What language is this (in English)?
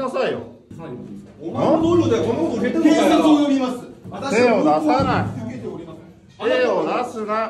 Japanese